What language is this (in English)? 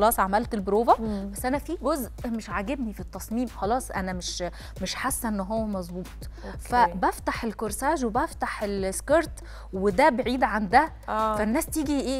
Arabic